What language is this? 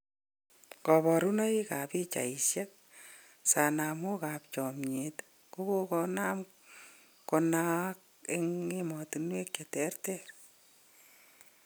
Kalenjin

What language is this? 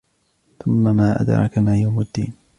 Arabic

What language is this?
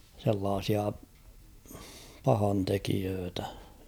Finnish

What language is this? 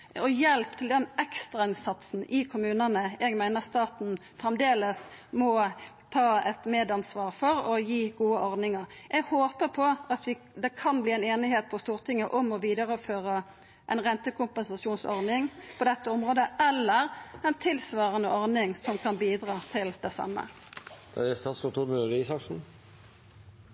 Norwegian Nynorsk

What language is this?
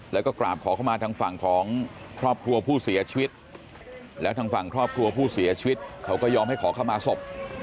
Thai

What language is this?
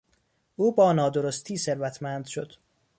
Persian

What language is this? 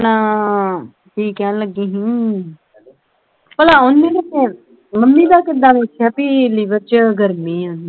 Punjabi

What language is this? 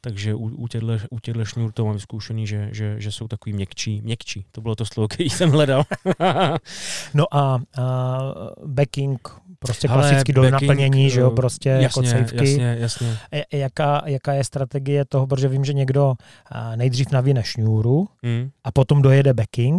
Czech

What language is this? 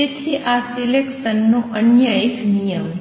Gujarati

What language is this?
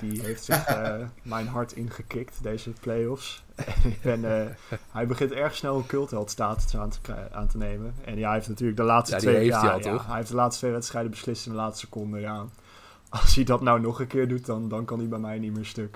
Dutch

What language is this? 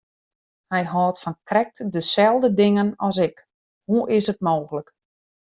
Western Frisian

